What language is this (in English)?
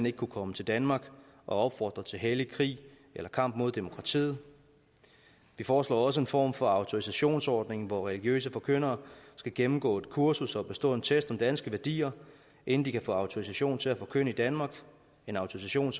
Danish